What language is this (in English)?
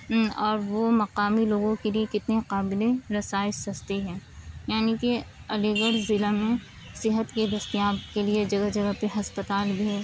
Urdu